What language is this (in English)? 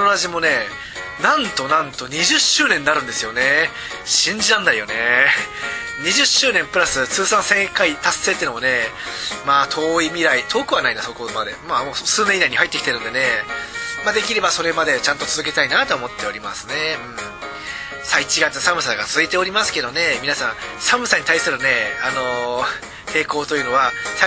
Japanese